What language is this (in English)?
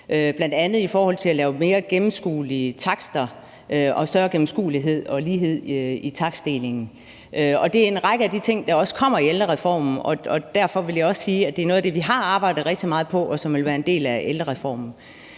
Danish